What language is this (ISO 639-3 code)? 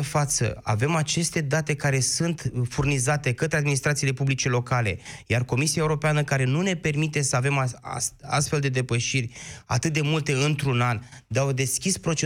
ron